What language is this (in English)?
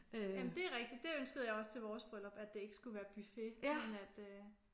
Danish